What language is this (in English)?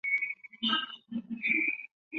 Chinese